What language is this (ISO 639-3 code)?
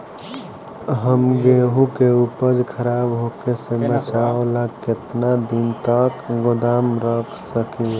bho